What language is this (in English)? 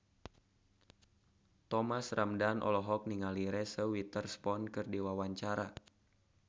Sundanese